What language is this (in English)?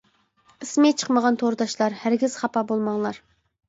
Uyghur